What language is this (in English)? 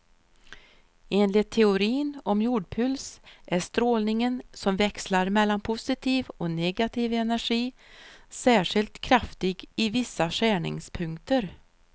Swedish